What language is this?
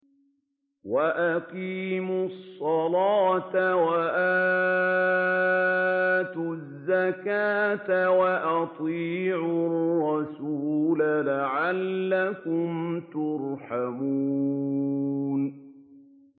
Arabic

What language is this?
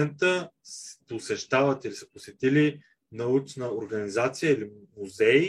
Bulgarian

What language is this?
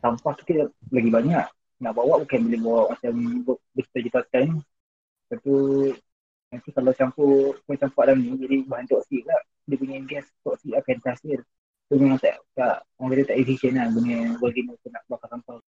Malay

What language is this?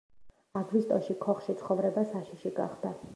Georgian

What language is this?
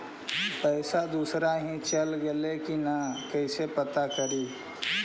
Magahi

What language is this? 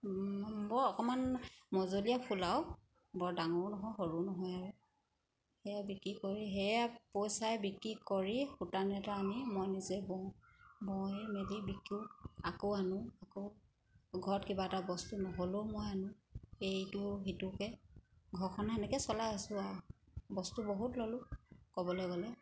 Assamese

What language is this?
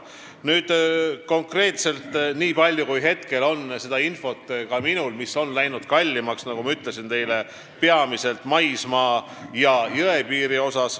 Estonian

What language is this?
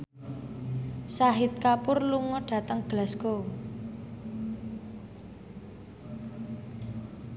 Javanese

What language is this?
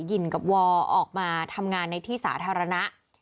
Thai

